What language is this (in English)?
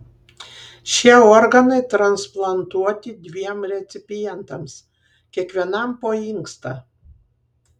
Lithuanian